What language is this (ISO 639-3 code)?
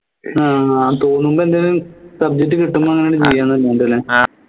mal